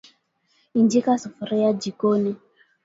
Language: Swahili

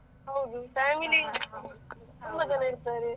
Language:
Kannada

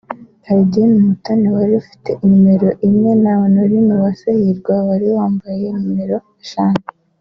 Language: Kinyarwanda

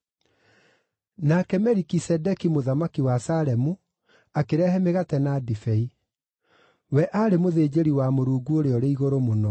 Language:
Kikuyu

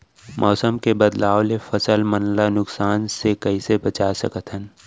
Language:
Chhattisgarhi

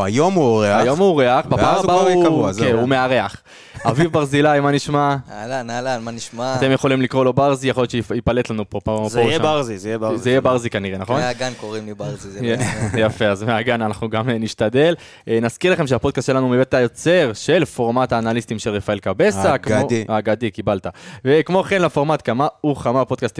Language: Hebrew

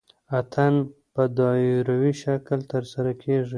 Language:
Pashto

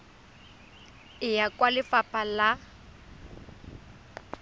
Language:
Tswana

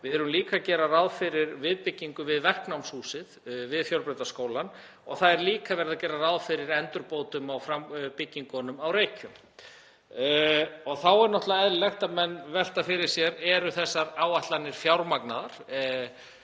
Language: Icelandic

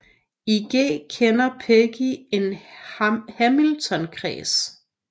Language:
Danish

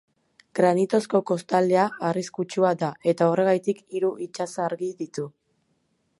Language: Basque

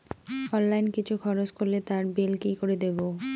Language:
Bangla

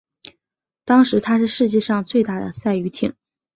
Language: Chinese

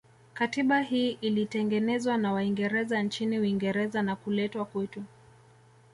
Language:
Swahili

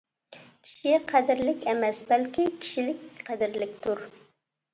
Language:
Uyghur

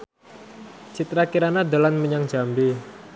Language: Javanese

